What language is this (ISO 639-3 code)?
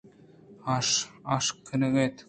bgp